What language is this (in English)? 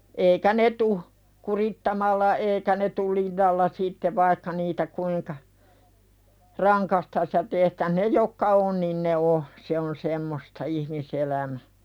Finnish